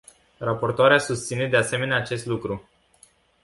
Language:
Romanian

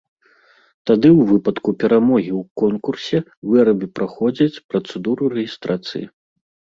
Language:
Belarusian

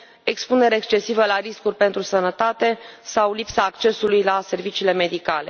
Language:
Romanian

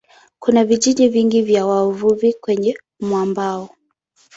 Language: Swahili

